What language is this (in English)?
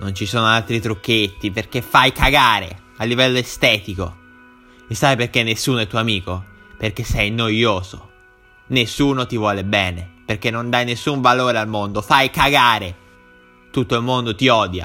Italian